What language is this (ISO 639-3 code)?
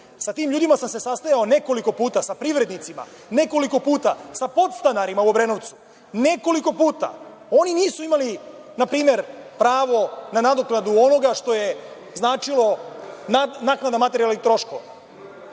srp